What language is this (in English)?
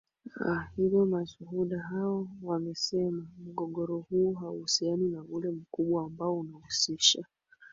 Swahili